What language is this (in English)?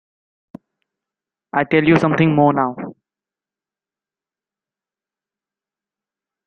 English